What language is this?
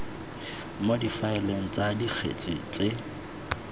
Tswana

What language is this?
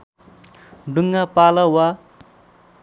Nepali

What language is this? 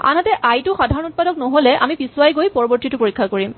Assamese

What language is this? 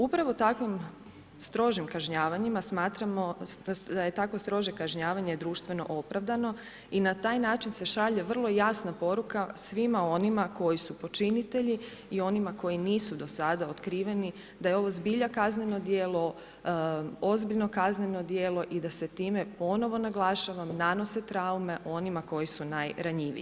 Croatian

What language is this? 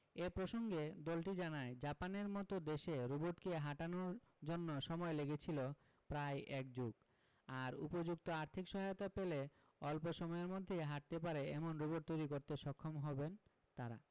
Bangla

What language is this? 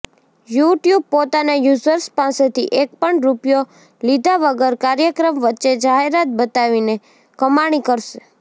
Gujarati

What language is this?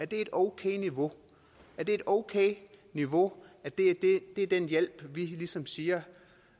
Danish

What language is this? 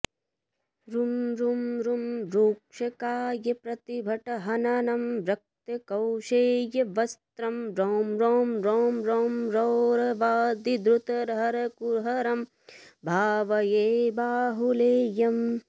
Sanskrit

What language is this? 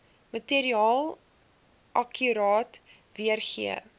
Afrikaans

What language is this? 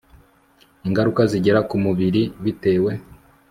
Kinyarwanda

